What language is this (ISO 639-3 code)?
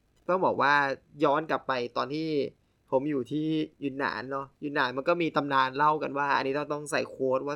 tha